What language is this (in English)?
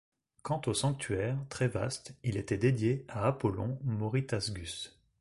French